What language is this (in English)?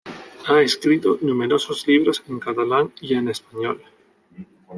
Spanish